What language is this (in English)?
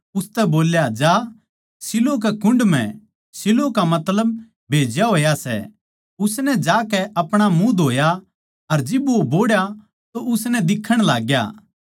Haryanvi